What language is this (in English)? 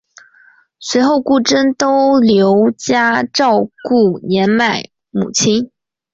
Chinese